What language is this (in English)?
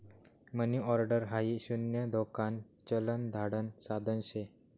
Marathi